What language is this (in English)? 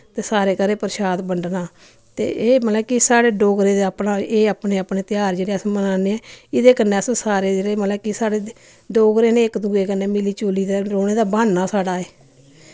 Dogri